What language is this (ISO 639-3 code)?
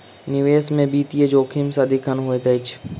mai